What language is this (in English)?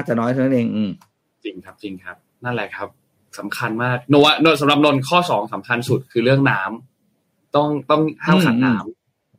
Thai